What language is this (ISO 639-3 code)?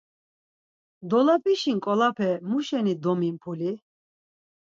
lzz